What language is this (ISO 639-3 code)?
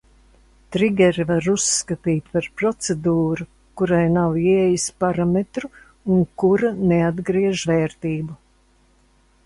lav